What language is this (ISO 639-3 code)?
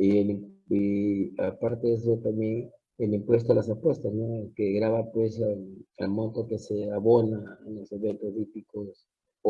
spa